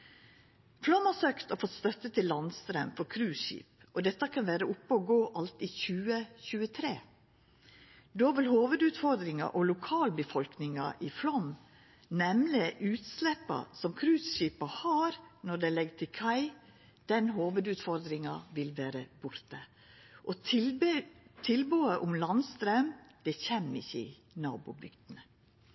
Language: Norwegian Nynorsk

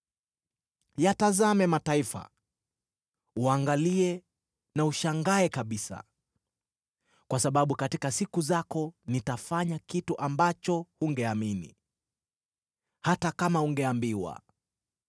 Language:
Swahili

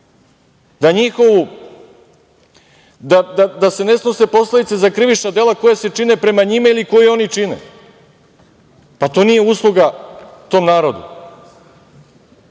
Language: Serbian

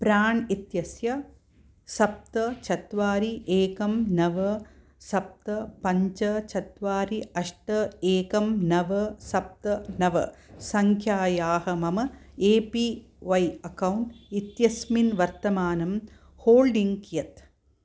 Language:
Sanskrit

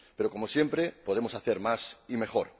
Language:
Spanish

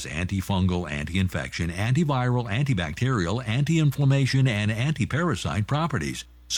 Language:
English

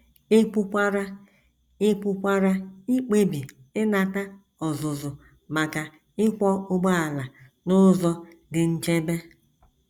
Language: Igbo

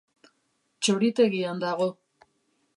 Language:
Basque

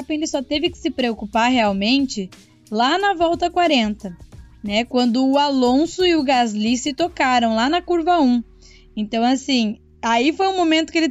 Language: Portuguese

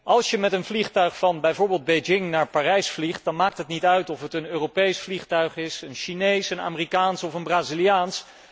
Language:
Dutch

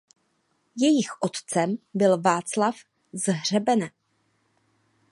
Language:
Czech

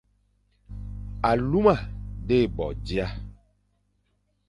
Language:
Fang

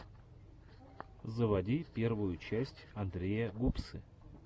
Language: Russian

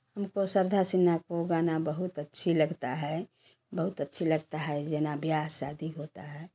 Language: Hindi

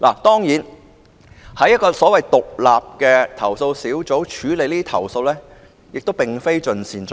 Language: Cantonese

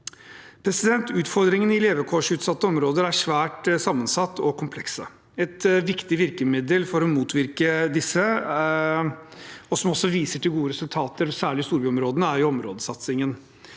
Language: Norwegian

